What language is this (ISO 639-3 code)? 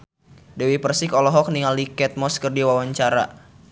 sun